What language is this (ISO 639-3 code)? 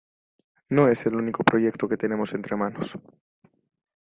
spa